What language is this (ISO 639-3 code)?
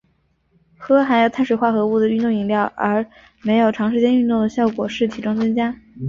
zho